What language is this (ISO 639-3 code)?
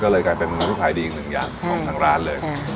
tha